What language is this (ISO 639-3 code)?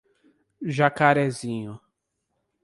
por